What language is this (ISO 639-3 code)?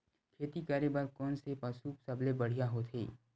hne